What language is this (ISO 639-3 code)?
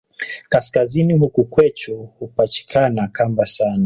swa